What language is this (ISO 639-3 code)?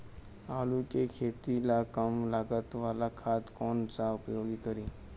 bho